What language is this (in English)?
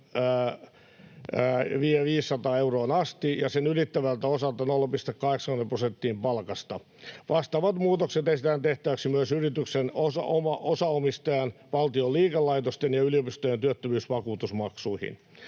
Finnish